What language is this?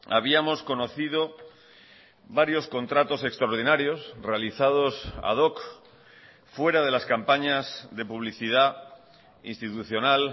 Spanish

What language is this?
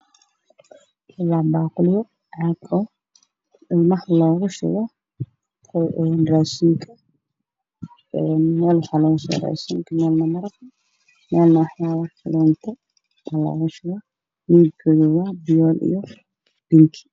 Somali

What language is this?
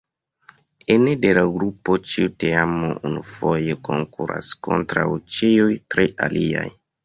Esperanto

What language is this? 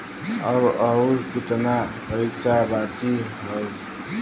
Bhojpuri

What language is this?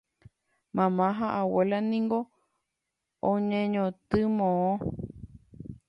Guarani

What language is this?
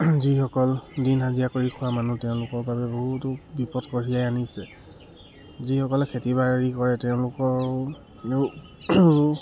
Assamese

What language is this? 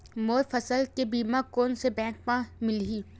Chhattisgarhi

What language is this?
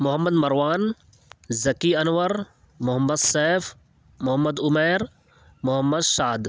Urdu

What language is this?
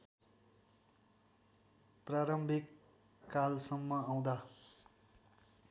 Nepali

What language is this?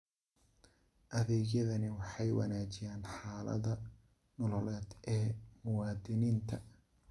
Somali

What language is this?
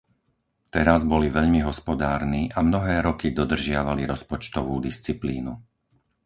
Slovak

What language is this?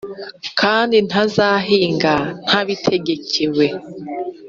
Kinyarwanda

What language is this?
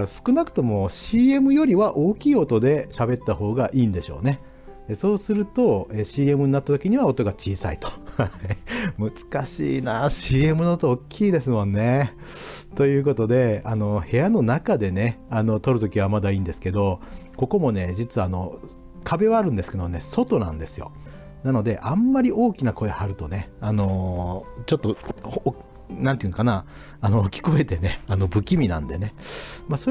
Japanese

